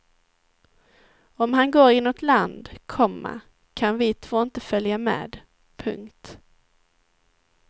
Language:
Swedish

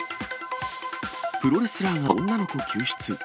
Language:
Japanese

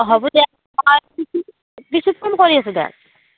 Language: Assamese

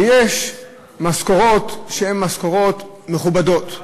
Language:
Hebrew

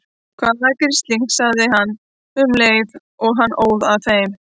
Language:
Icelandic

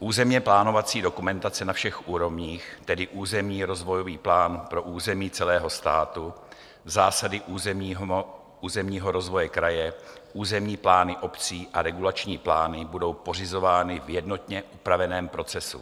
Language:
Czech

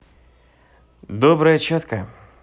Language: Russian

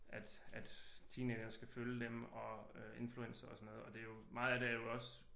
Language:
Danish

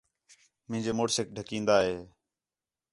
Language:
Khetrani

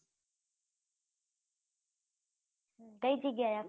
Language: Gujarati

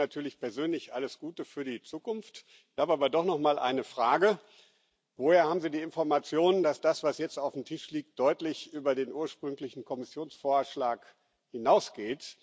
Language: German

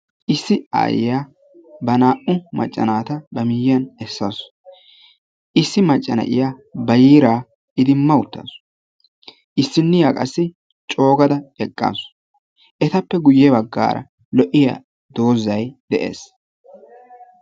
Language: Wolaytta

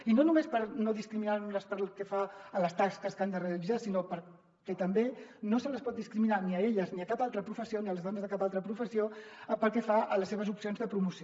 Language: Catalan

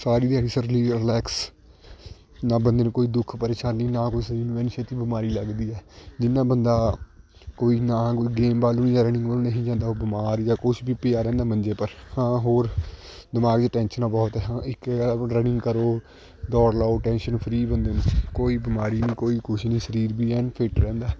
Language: Punjabi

